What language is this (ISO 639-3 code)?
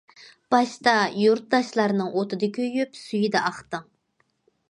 uig